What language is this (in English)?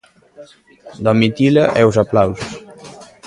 Galician